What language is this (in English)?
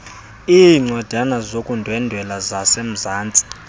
Xhosa